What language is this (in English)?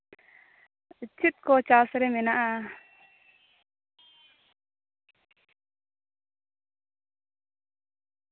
Santali